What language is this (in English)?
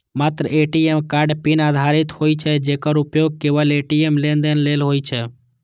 Maithili